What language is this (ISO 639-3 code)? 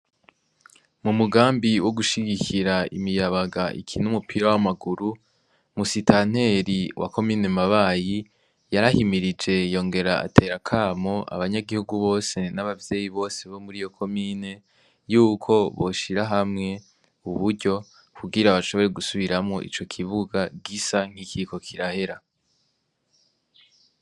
run